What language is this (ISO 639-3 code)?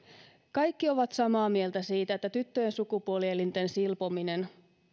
fin